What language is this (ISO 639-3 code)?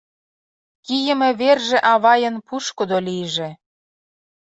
chm